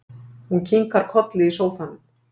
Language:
Icelandic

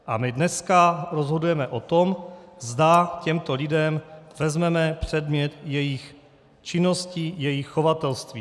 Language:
Czech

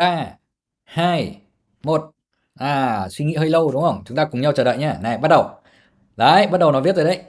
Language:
Vietnamese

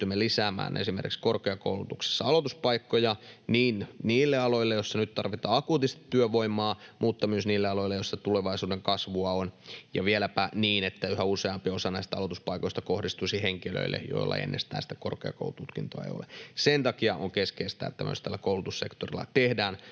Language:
Finnish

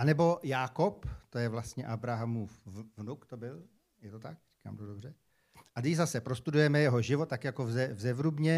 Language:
Czech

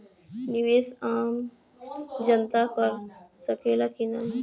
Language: Bhojpuri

